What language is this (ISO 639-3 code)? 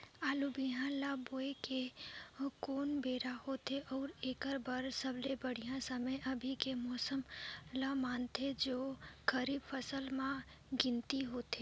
hne